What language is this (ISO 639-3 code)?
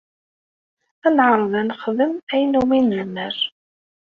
kab